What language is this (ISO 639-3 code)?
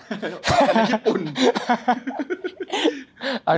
tha